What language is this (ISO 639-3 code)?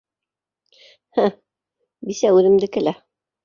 bak